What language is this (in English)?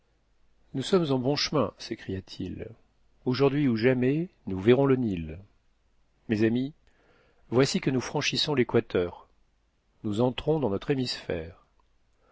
French